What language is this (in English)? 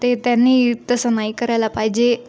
Marathi